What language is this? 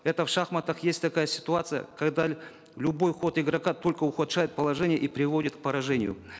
Kazakh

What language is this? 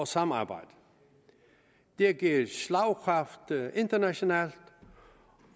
Danish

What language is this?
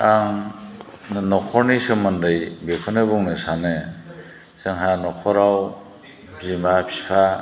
Bodo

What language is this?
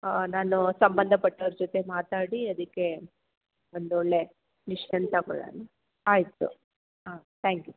Kannada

